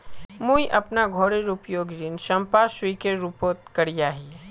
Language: Magahi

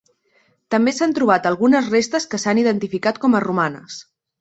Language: Catalan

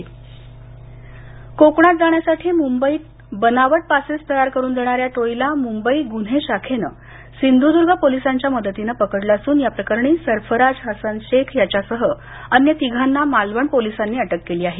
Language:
Marathi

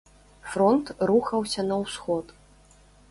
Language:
Belarusian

